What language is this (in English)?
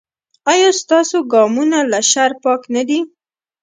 Pashto